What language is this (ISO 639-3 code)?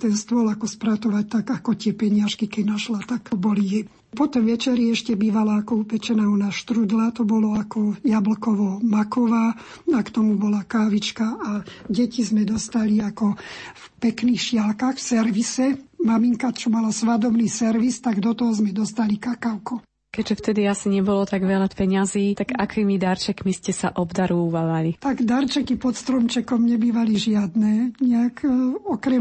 slk